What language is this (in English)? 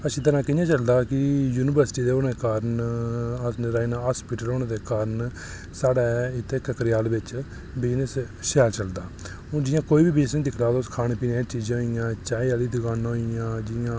Dogri